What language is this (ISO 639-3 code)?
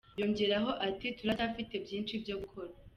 kin